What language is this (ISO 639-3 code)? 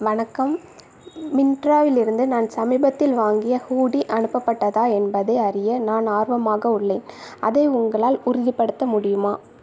tam